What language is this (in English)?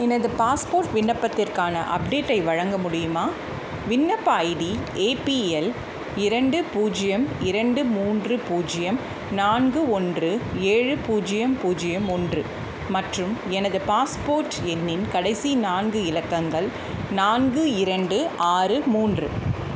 Tamil